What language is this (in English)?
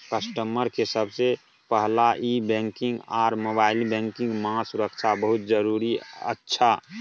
Maithili